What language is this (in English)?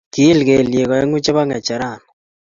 Kalenjin